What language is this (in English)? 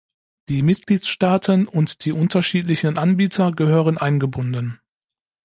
German